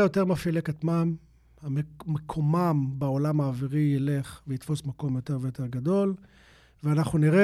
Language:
Hebrew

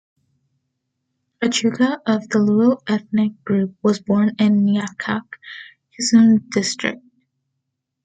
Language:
English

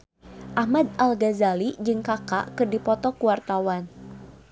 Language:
Sundanese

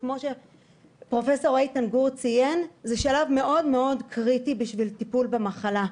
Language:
Hebrew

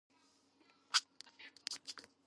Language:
Georgian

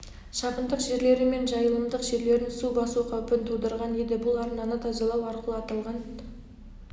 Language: Kazakh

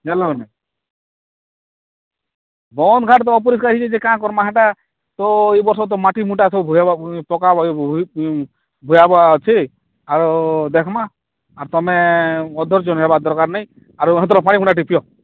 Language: Odia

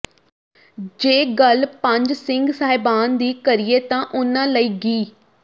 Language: Punjabi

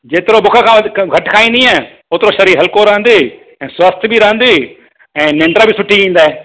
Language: Sindhi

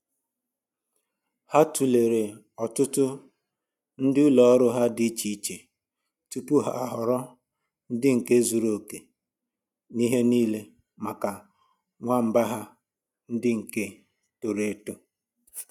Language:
Igbo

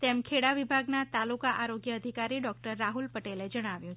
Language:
Gujarati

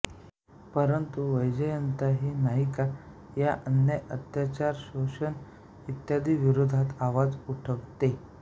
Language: Marathi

